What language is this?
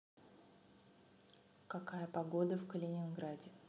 Russian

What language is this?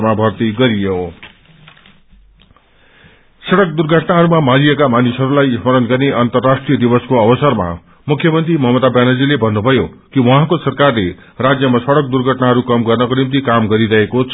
Nepali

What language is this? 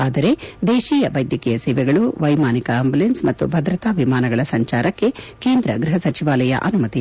Kannada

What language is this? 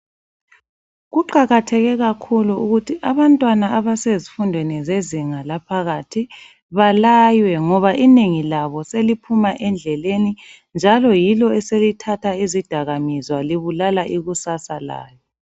North Ndebele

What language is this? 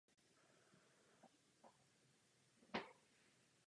Czech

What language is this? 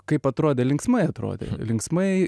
Lithuanian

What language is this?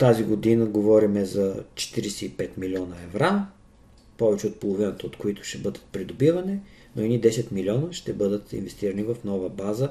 Bulgarian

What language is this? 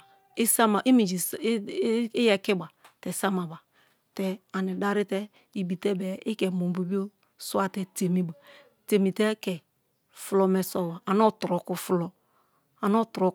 Kalabari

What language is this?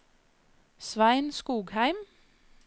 Norwegian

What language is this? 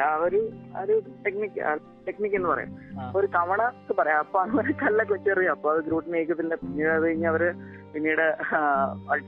Malayalam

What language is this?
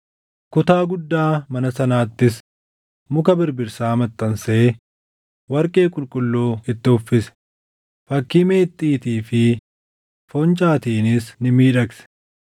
Oromo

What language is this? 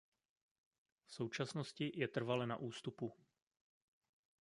Czech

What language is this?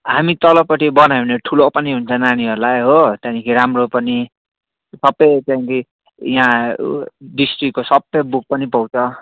Nepali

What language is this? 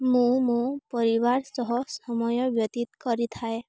Odia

